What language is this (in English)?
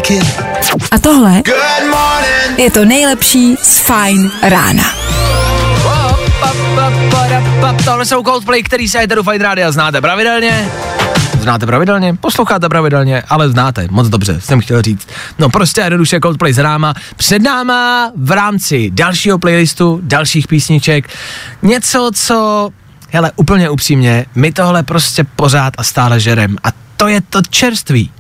Czech